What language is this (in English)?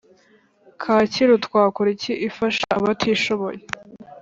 Kinyarwanda